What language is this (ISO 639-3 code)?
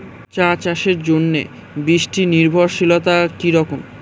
ben